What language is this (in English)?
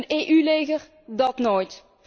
Dutch